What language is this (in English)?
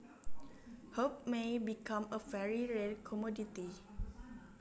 Javanese